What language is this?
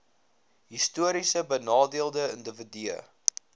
Afrikaans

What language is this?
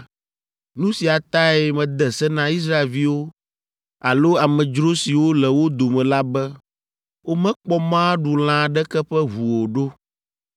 Ewe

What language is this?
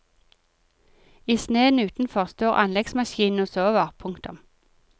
Norwegian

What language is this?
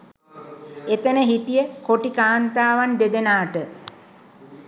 Sinhala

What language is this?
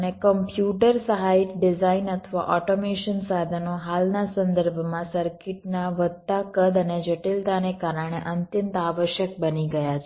Gujarati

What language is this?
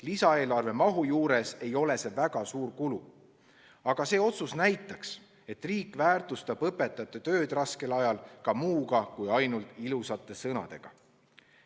Estonian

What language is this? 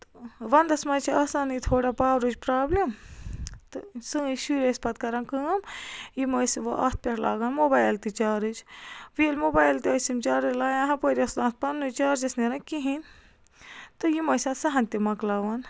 Kashmiri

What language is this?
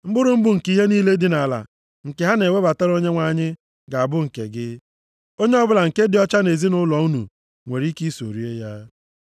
Igbo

